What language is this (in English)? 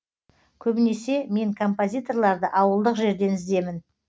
Kazakh